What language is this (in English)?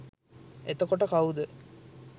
Sinhala